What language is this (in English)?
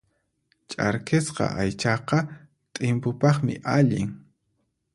Puno Quechua